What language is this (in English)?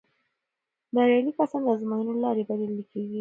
Pashto